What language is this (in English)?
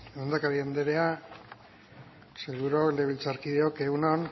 Basque